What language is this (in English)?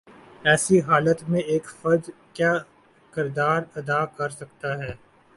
Urdu